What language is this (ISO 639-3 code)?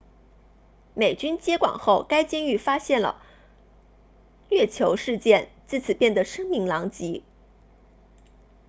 zho